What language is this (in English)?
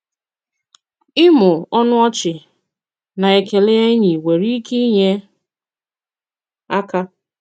Igbo